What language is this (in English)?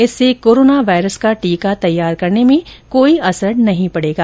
Hindi